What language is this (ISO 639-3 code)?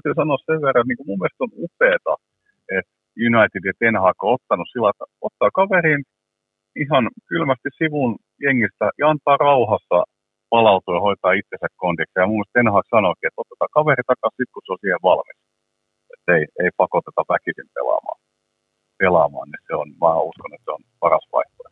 fin